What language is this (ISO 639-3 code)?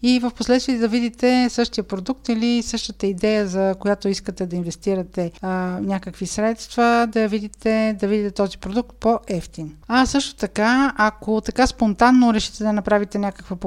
bul